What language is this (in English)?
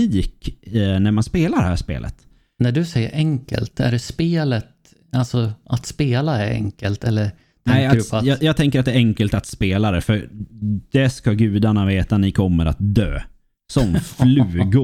Swedish